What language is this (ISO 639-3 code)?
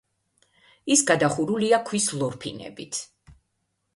kat